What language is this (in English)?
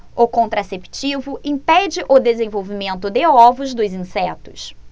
Portuguese